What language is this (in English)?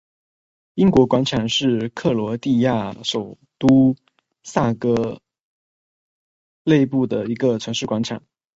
Chinese